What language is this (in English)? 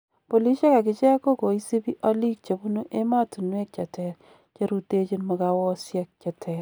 Kalenjin